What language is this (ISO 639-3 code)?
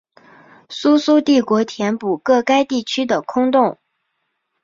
zho